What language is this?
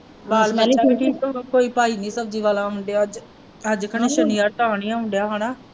Punjabi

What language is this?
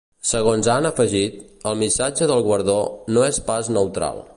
Catalan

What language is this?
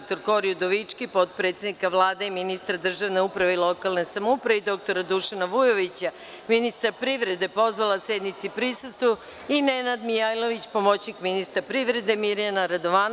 Serbian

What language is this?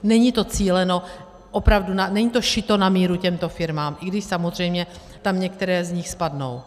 Czech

